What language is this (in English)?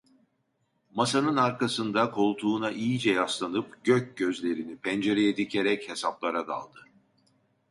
Turkish